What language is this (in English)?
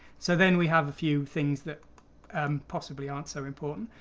English